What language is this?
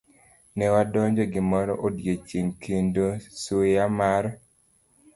Luo (Kenya and Tanzania)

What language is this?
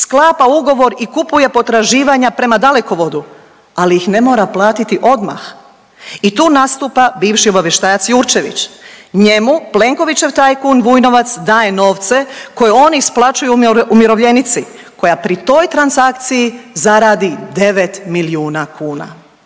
Croatian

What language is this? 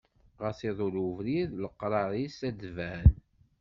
Kabyle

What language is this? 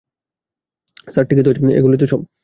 Bangla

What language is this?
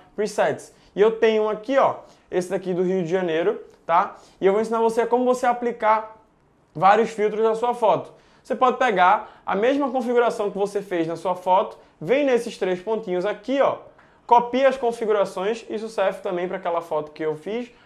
Portuguese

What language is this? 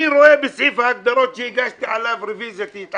Hebrew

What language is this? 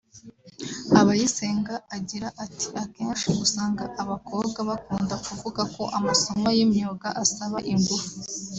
Kinyarwanda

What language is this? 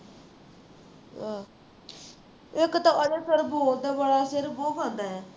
Punjabi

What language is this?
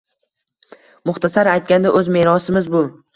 Uzbek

